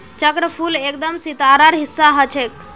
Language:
Magahi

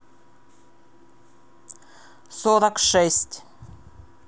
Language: Russian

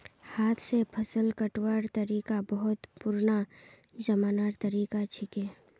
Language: Magahi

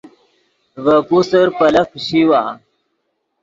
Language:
Yidgha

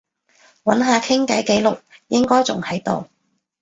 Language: Cantonese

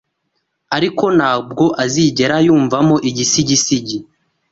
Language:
Kinyarwanda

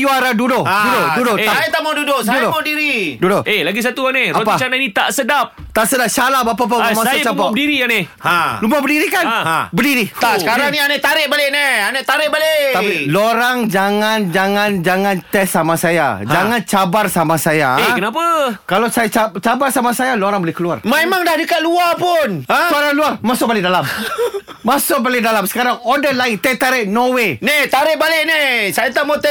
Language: Malay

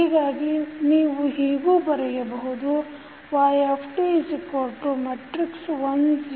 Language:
Kannada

